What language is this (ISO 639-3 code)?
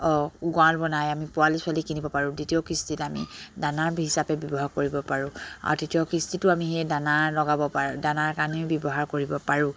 asm